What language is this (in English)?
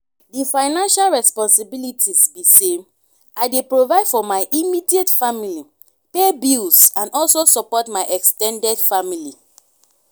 Nigerian Pidgin